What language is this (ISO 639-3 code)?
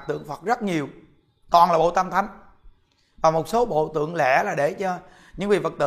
vie